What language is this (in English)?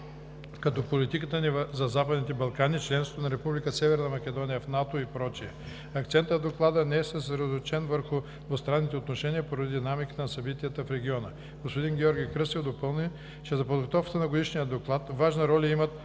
Bulgarian